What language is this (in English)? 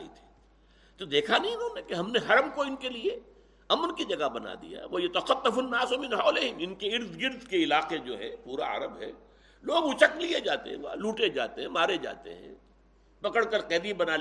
Urdu